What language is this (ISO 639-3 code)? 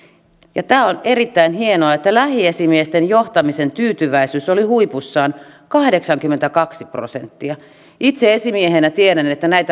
fin